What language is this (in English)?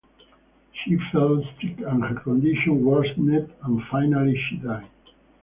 English